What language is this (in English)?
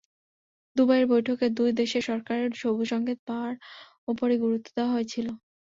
Bangla